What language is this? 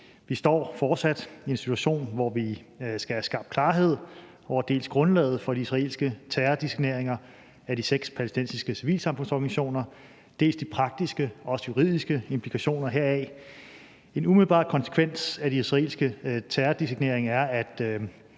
Danish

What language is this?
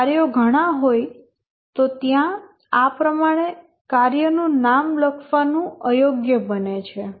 Gujarati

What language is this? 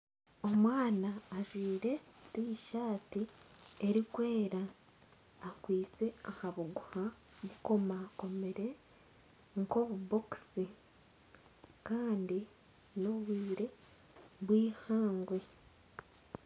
Nyankole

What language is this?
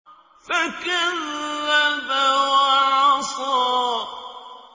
Arabic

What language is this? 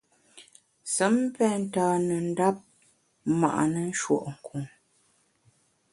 Bamun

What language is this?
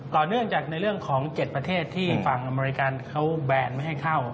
Thai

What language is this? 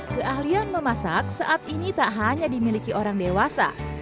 Indonesian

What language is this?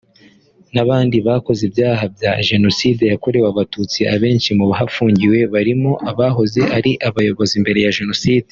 Kinyarwanda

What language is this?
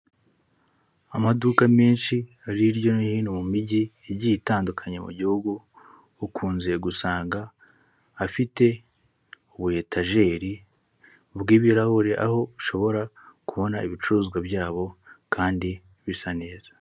Kinyarwanda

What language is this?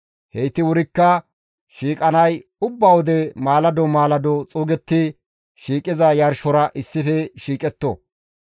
Gamo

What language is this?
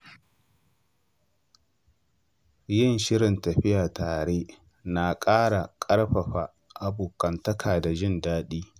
Hausa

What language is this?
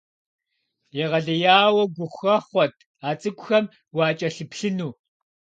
Kabardian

